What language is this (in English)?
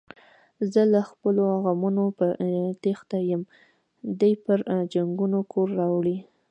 Pashto